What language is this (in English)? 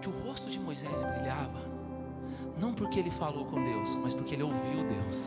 Portuguese